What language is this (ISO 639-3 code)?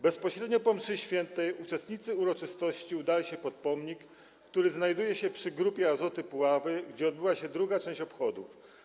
pol